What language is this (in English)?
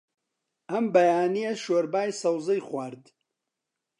Central Kurdish